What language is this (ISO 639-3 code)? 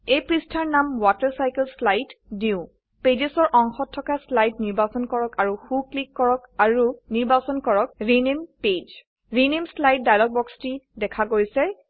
asm